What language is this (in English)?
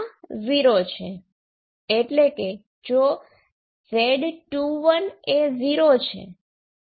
Gujarati